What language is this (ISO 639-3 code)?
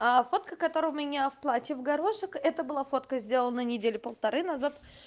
rus